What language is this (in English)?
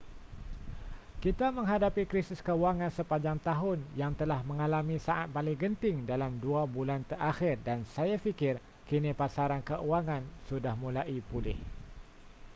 Malay